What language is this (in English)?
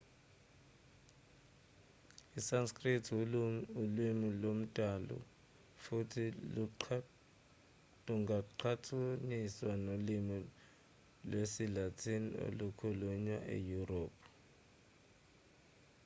Zulu